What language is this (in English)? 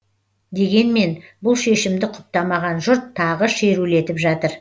Kazakh